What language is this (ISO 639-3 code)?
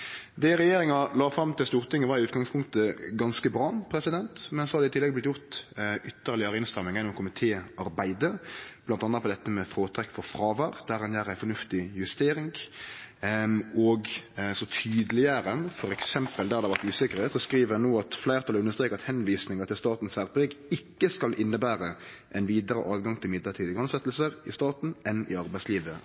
nno